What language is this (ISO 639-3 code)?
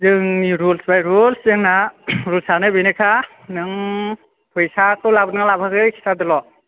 brx